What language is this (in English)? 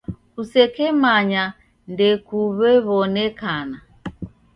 Taita